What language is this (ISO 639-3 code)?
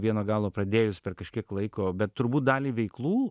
lit